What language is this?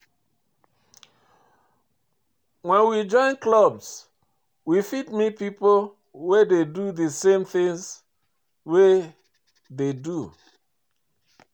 Nigerian Pidgin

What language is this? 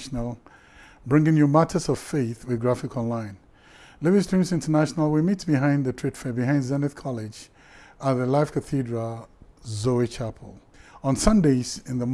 English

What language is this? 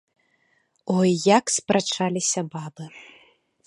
Belarusian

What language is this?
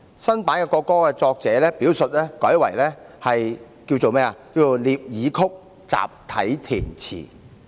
Cantonese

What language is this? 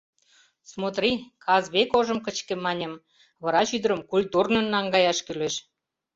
Mari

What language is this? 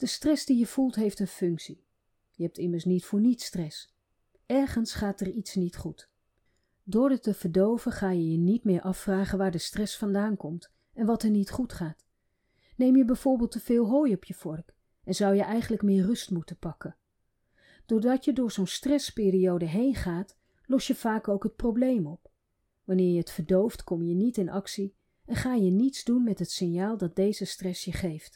Dutch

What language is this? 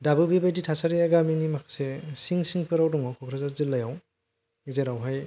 Bodo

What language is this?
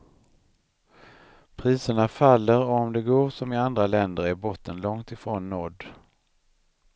Swedish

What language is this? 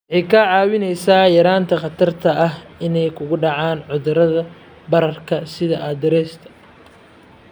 Somali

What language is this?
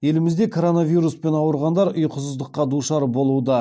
Kazakh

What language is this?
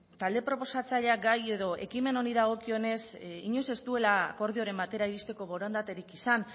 Basque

